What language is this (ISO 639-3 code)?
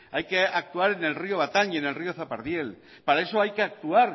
spa